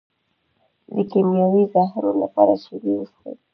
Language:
Pashto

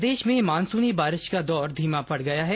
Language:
Hindi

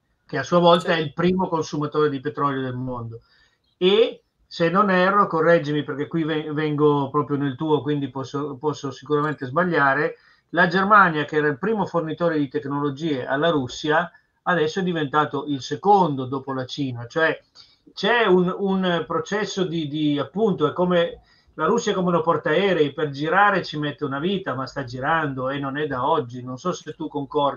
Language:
Italian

